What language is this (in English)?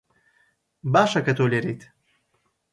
Central Kurdish